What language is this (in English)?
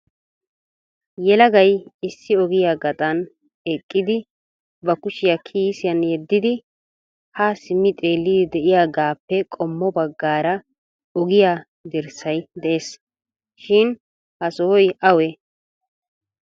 Wolaytta